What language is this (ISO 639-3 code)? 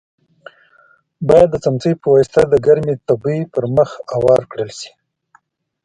pus